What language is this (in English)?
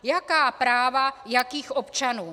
Czech